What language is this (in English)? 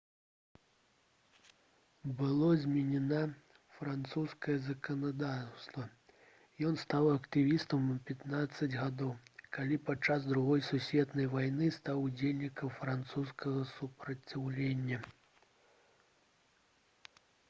Belarusian